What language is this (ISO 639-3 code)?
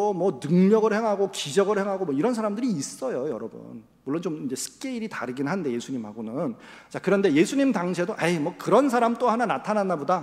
kor